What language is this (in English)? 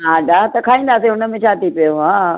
Sindhi